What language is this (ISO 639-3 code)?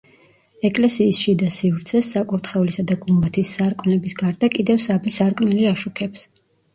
kat